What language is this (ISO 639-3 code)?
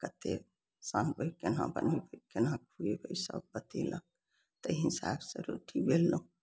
mai